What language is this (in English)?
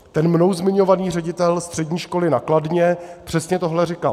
Czech